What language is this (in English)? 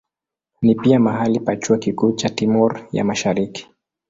Swahili